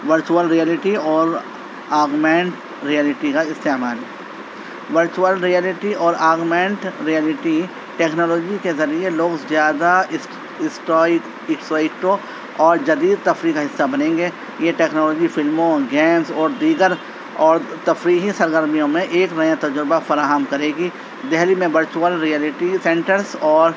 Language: Urdu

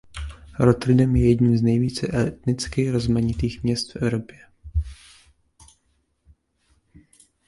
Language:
Czech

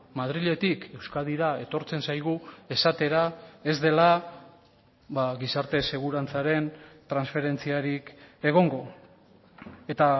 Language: Basque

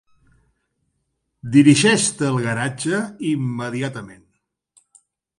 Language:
Catalan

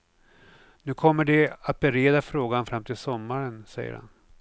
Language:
Swedish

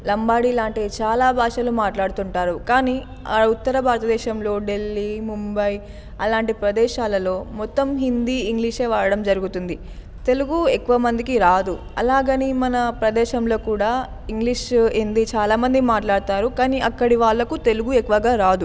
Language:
Telugu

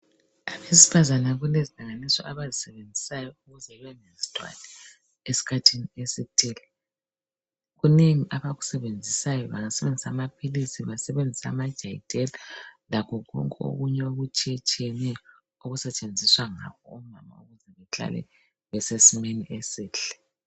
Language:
North Ndebele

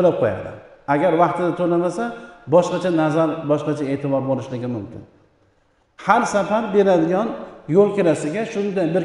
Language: Turkish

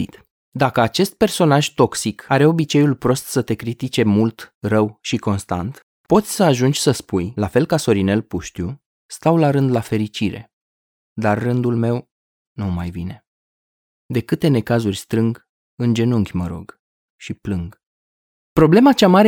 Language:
Romanian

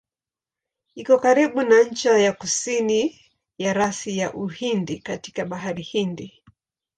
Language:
Swahili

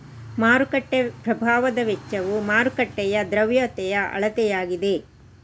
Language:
Kannada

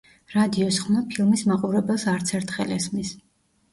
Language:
Georgian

